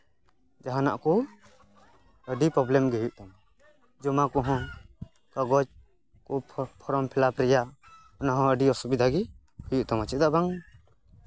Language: Santali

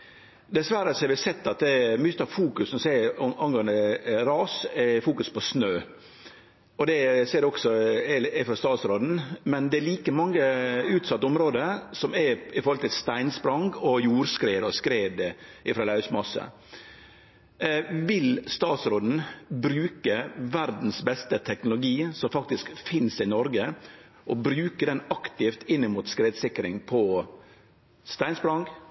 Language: Norwegian Nynorsk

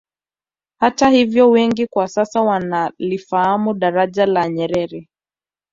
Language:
Swahili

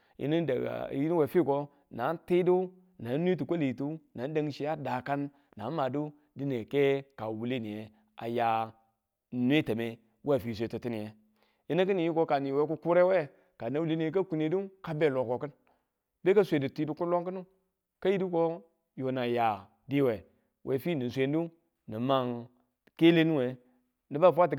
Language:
Tula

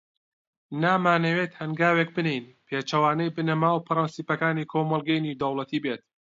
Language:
Central Kurdish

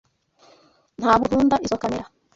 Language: Kinyarwanda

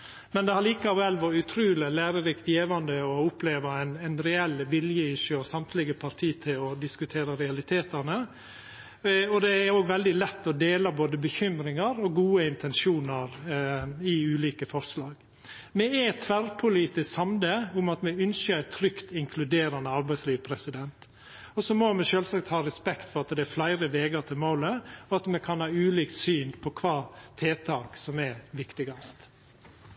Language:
Norwegian Nynorsk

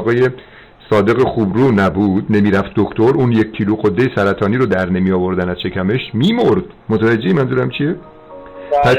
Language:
Persian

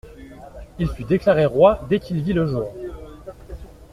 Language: French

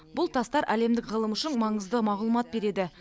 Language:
Kazakh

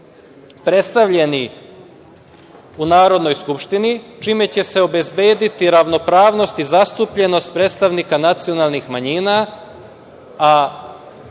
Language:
Serbian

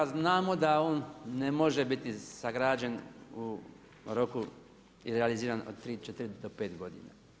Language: Croatian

